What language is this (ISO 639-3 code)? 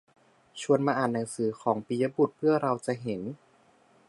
tha